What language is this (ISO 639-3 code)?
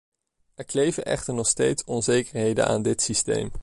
nld